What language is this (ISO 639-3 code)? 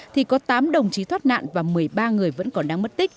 vie